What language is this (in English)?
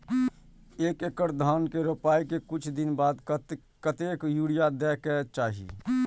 Maithili